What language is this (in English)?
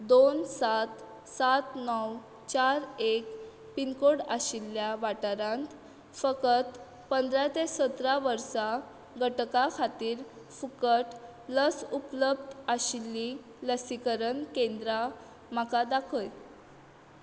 Konkani